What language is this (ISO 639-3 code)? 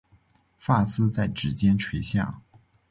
zho